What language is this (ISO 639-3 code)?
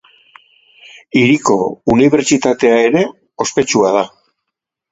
eus